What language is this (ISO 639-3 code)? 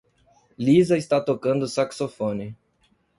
por